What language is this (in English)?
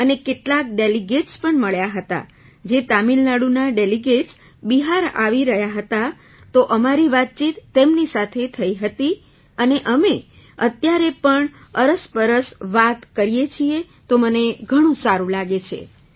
Gujarati